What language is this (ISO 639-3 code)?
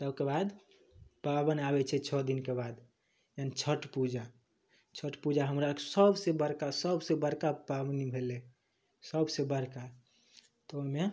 mai